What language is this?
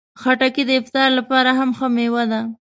Pashto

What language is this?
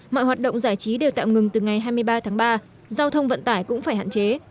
Vietnamese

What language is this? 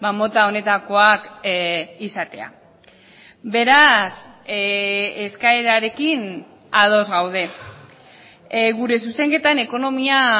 Basque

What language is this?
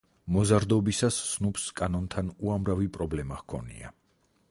Georgian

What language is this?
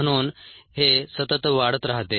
Marathi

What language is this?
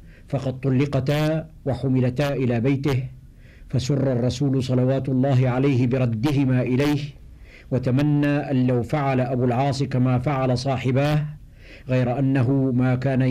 Arabic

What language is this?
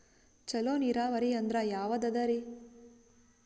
Kannada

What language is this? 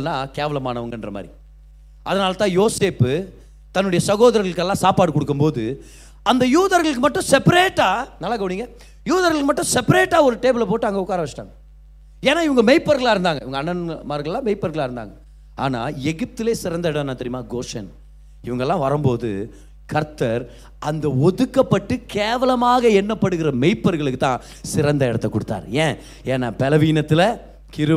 Tamil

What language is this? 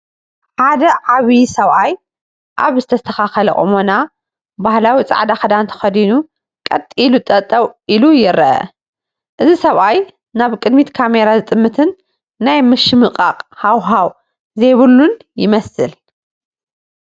Tigrinya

